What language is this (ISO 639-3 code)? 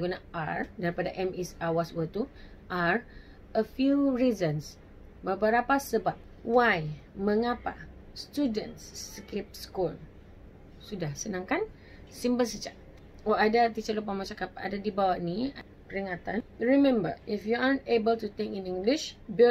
msa